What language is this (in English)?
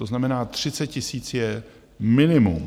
Czech